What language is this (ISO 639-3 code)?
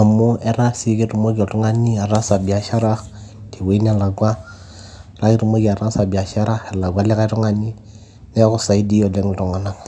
mas